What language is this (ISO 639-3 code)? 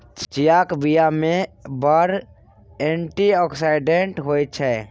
mai